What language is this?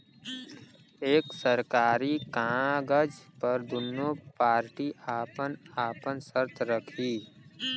Bhojpuri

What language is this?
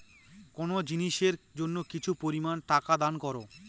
Bangla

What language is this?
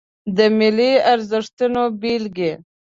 Pashto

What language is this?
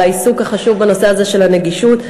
Hebrew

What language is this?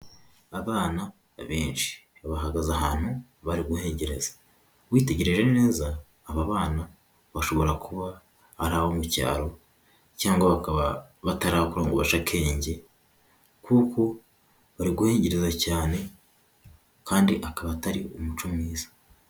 Kinyarwanda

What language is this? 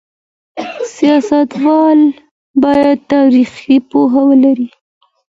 Pashto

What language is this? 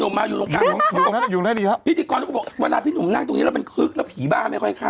Thai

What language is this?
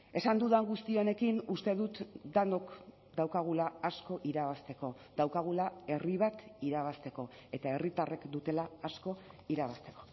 Basque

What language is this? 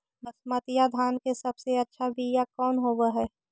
Magahi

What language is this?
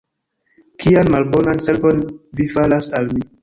Esperanto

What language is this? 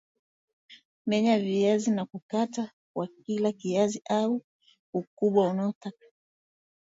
Swahili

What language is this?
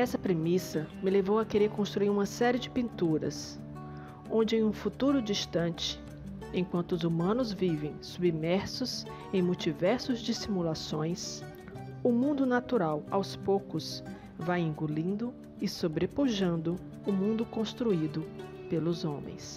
Portuguese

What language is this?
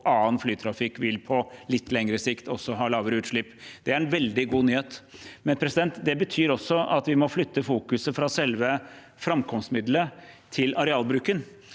Norwegian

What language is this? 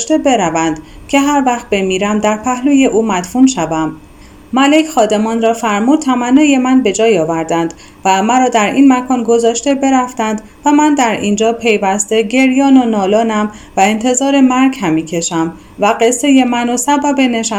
Persian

